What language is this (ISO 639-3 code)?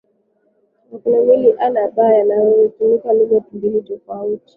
swa